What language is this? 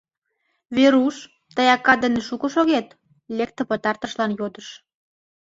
Mari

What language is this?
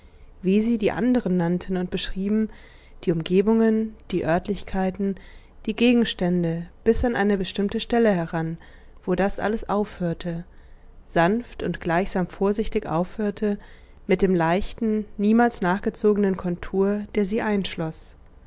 German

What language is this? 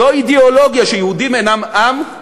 Hebrew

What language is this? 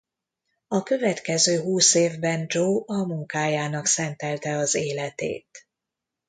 Hungarian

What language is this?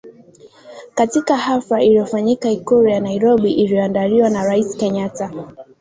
Swahili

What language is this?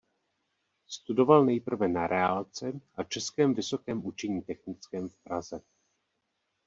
Czech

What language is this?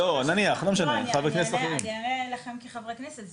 Hebrew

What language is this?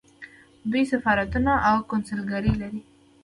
Pashto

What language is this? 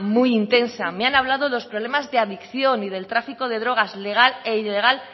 Spanish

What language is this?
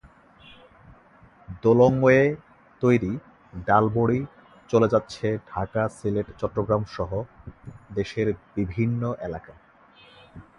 Bangla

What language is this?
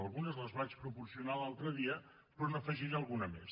Catalan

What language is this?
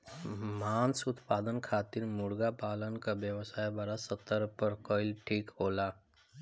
Bhojpuri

